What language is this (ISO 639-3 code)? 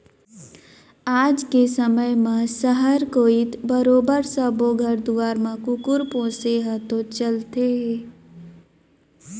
hne